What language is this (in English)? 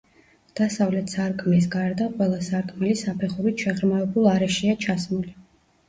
Georgian